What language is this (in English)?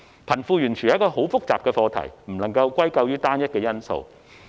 Cantonese